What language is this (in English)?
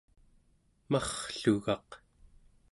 Central Yupik